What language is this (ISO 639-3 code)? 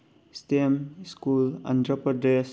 mni